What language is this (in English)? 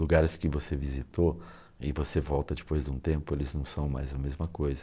Portuguese